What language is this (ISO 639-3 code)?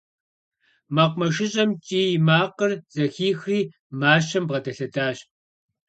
kbd